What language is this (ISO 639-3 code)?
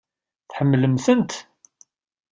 kab